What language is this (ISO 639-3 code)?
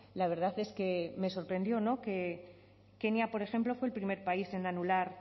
spa